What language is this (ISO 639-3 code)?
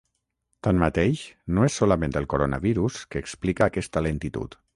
cat